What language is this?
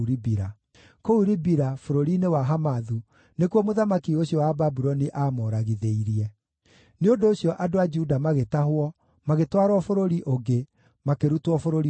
Kikuyu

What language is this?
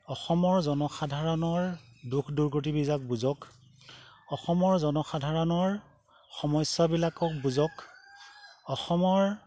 Assamese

